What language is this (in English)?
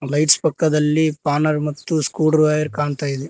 Kannada